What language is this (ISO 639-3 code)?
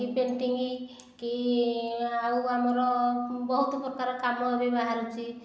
ori